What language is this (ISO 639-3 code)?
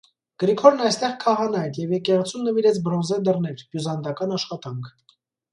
hye